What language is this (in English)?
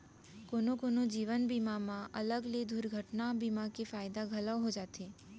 Chhattisgarhi